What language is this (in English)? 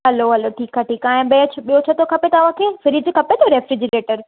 Sindhi